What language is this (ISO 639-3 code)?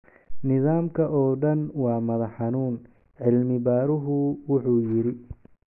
som